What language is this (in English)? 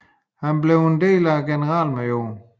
Danish